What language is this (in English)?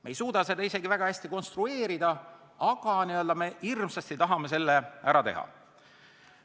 Estonian